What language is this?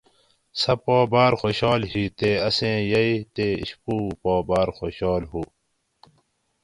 Gawri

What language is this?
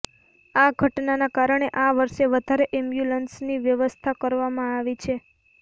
Gujarati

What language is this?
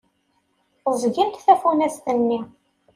Kabyle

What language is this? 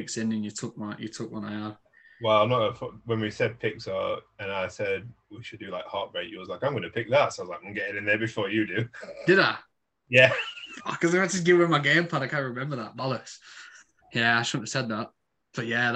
English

